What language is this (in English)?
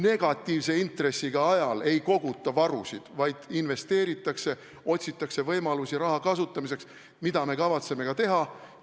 Estonian